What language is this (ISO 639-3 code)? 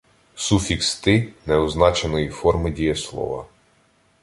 ukr